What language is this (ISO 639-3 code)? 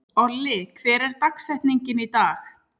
isl